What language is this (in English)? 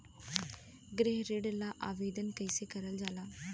Bhojpuri